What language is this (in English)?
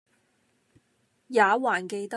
Cantonese